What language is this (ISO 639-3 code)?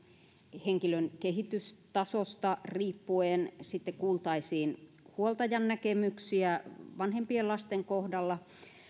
fin